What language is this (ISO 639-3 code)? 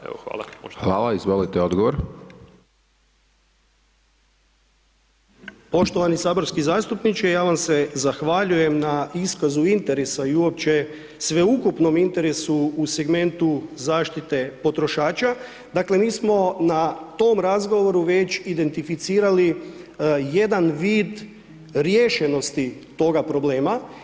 hrv